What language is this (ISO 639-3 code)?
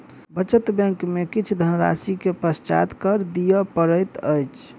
mai